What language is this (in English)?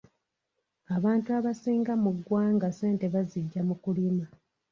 Ganda